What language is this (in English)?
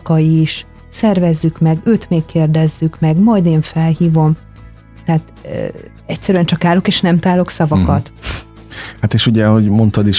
Hungarian